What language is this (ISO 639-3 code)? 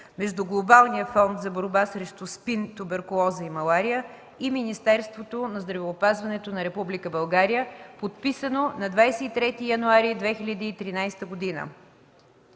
bul